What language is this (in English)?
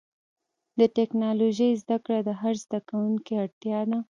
Pashto